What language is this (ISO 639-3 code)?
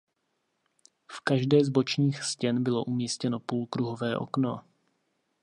ces